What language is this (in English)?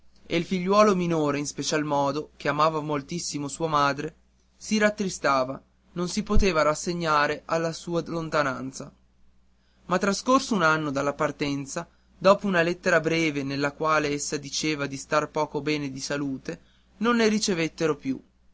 Italian